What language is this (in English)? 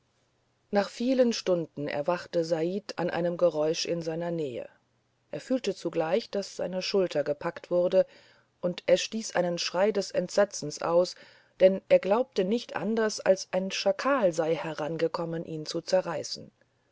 German